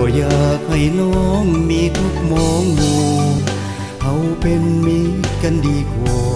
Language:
Thai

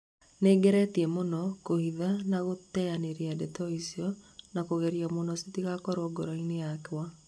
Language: Kikuyu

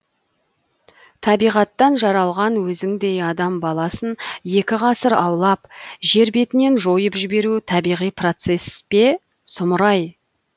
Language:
Kazakh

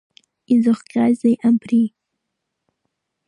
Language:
Abkhazian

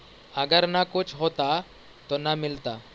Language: Magahi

